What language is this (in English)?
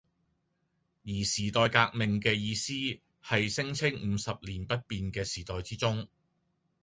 Cantonese